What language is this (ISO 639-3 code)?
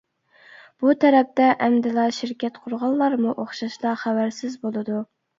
uig